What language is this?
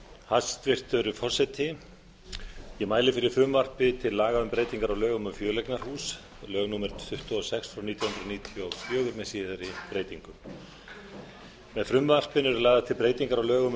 Icelandic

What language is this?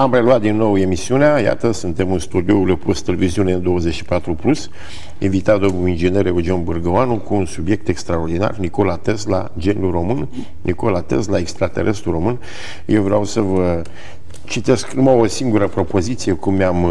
Romanian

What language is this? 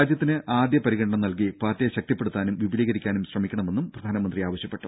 Malayalam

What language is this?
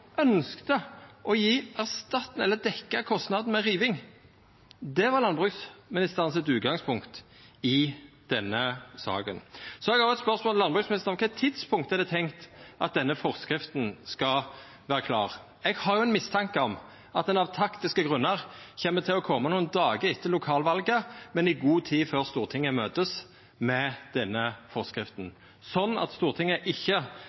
Norwegian Nynorsk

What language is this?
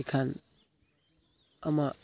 Santali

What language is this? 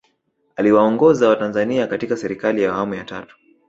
Swahili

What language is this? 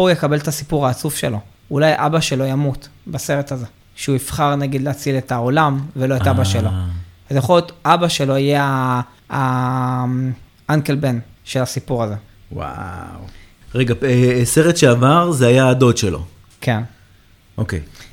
Hebrew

